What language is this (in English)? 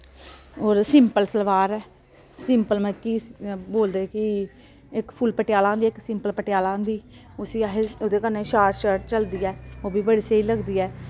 Dogri